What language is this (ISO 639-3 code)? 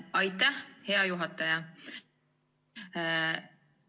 est